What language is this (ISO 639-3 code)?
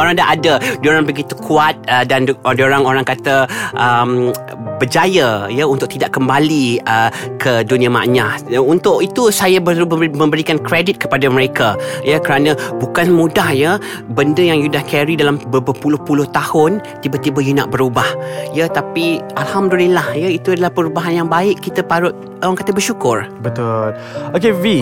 msa